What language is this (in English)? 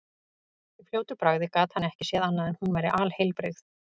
Icelandic